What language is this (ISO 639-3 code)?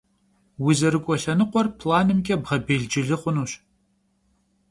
kbd